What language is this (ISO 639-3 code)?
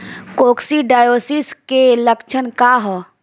bho